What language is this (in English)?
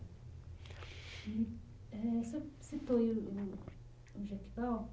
Portuguese